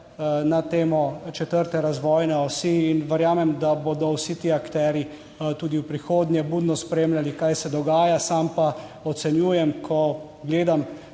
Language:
Slovenian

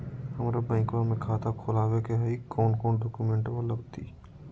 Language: Magahi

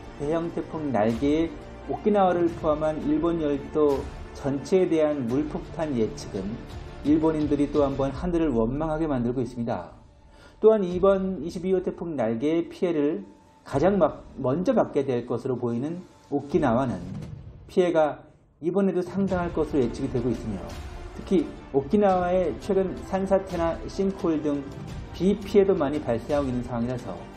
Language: Korean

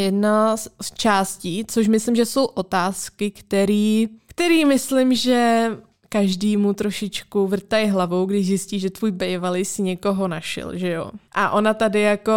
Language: Czech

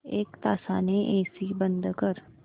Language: Marathi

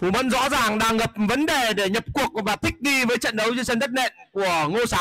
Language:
Vietnamese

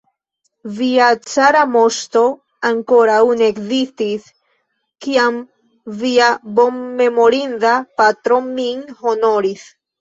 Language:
Esperanto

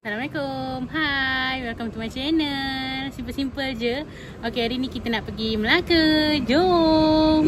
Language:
Malay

